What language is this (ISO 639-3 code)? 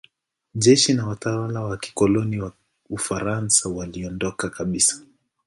swa